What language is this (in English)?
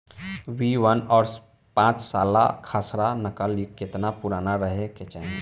Bhojpuri